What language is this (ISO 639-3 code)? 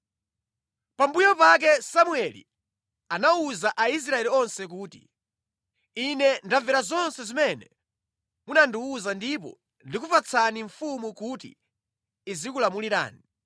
nya